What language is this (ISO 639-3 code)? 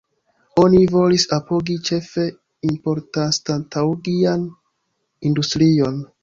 epo